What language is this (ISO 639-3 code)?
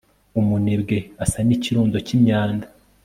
kin